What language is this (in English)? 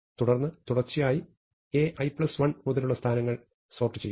Malayalam